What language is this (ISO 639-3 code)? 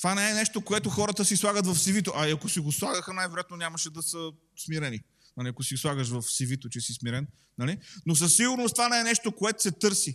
bul